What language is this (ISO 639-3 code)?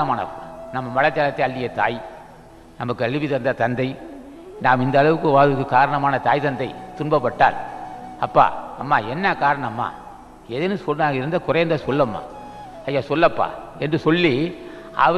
hin